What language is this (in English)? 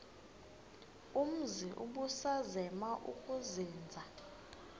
Xhosa